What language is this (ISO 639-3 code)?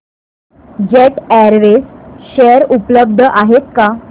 mar